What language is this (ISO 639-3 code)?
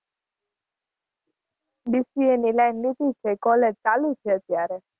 guj